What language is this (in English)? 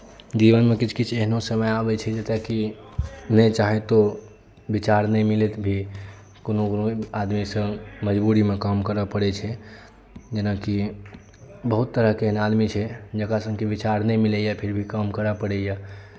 Maithili